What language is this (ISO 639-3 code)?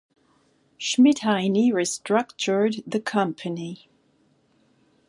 eng